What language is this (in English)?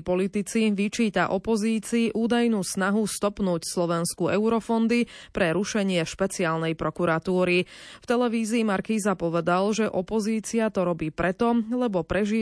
Slovak